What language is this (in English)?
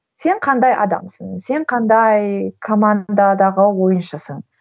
Kazakh